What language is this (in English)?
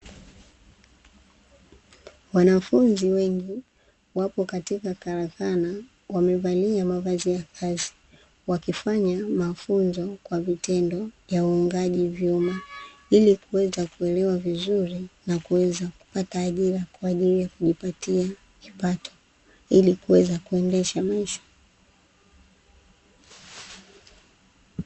Swahili